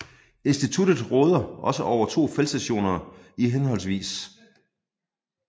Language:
Danish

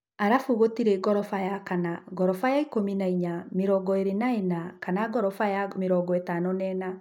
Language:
Kikuyu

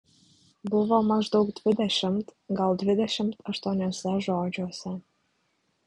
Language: Lithuanian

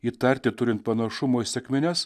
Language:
Lithuanian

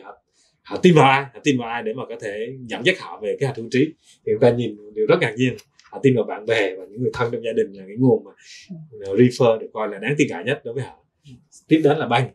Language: Vietnamese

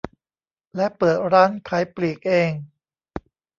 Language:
Thai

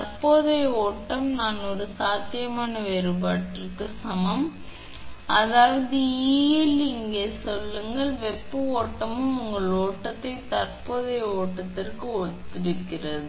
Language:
Tamil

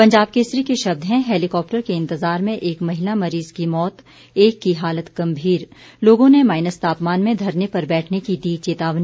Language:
Hindi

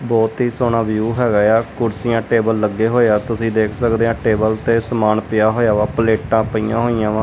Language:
Punjabi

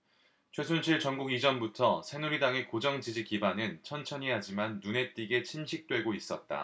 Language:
Korean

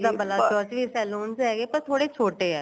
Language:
Punjabi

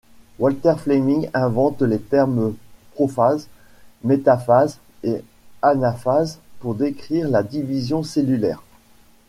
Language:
French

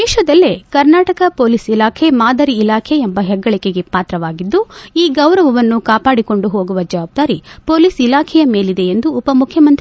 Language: Kannada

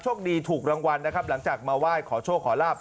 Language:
Thai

